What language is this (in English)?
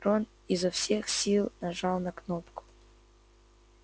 Russian